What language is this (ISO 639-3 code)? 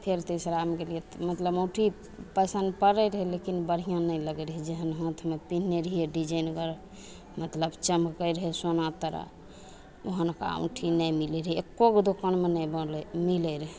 mai